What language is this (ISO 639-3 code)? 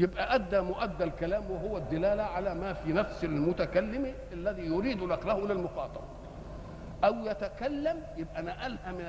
ara